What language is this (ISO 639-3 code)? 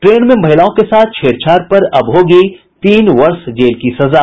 hin